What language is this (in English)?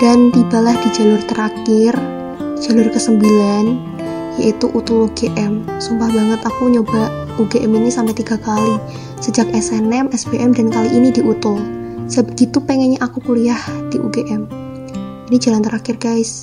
Indonesian